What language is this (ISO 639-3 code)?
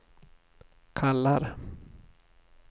swe